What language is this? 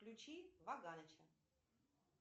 Russian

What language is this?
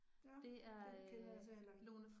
Danish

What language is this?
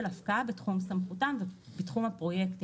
Hebrew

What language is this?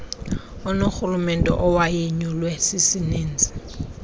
Xhosa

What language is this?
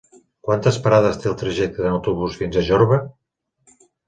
Catalan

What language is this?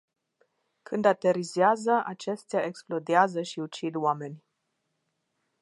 Romanian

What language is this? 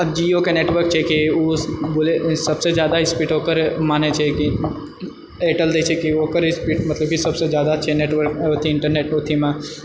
Maithili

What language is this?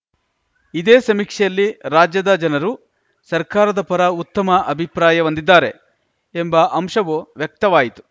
Kannada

